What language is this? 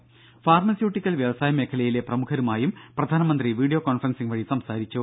Malayalam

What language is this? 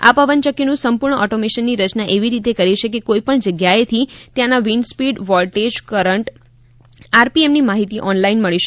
Gujarati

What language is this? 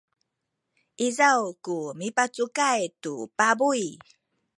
Sakizaya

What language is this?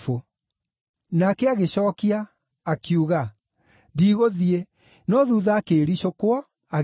Kikuyu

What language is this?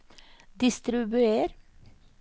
Norwegian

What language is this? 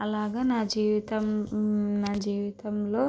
Telugu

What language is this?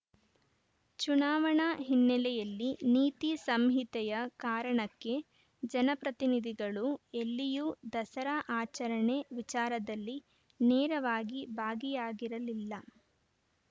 Kannada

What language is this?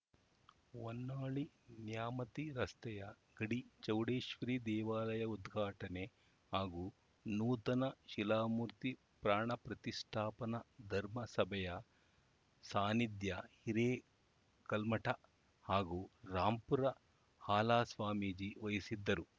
Kannada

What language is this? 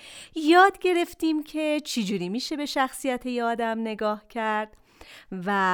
Persian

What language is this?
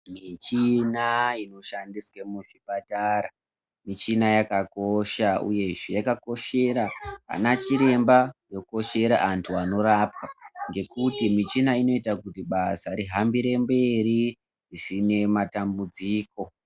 Ndau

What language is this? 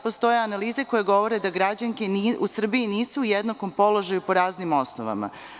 Serbian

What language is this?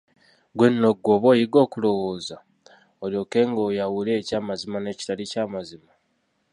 Ganda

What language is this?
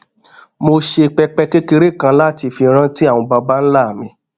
Yoruba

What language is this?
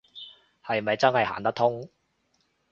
Cantonese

